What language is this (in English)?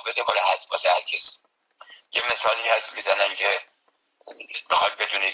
Persian